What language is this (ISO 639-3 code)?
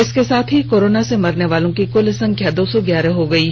hin